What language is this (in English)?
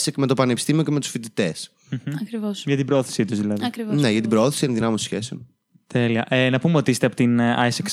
Greek